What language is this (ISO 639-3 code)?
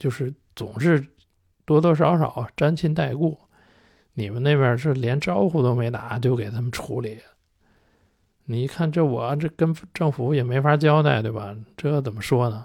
zho